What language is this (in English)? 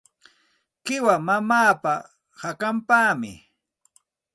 Santa Ana de Tusi Pasco Quechua